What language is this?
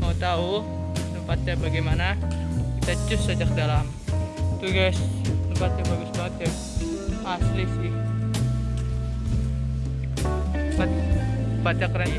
Indonesian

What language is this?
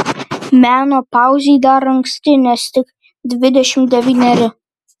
Lithuanian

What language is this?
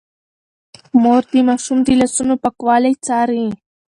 Pashto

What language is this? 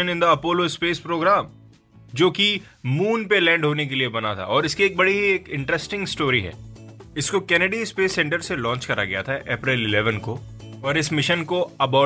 Hindi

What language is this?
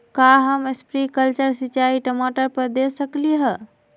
Magahi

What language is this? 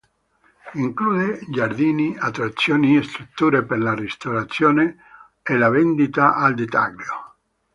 Italian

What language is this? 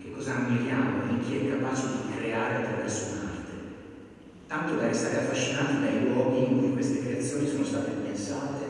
Italian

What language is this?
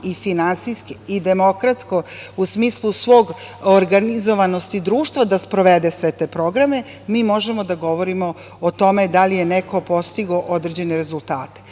Serbian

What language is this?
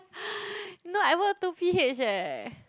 English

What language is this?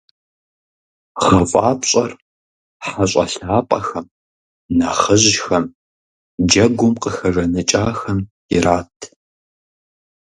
Kabardian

